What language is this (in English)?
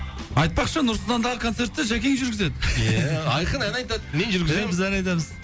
Kazakh